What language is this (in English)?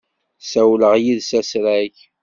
Kabyle